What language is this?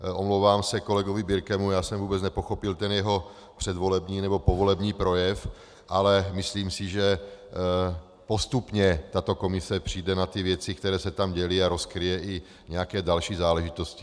Czech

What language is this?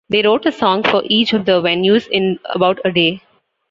English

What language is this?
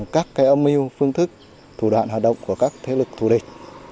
Vietnamese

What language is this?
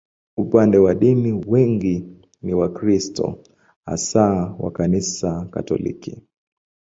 Swahili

